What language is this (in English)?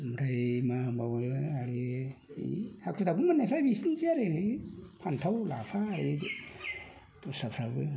Bodo